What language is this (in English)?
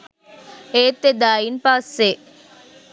Sinhala